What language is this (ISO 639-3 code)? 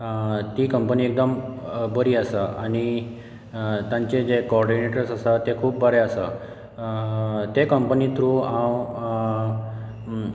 kok